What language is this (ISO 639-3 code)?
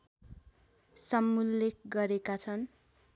nep